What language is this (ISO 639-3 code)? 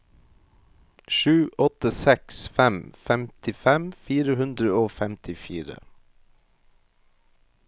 nor